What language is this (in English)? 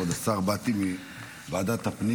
Hebrew